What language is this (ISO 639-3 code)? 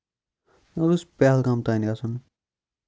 kas